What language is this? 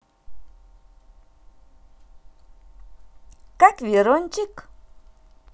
Russian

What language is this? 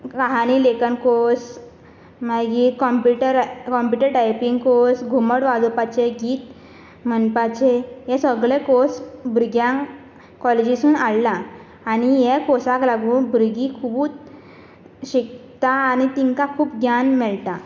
Konkani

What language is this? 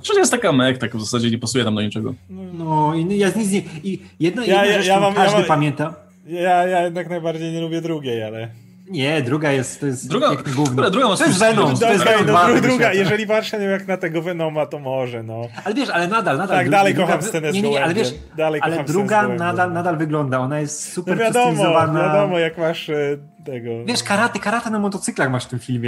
Polish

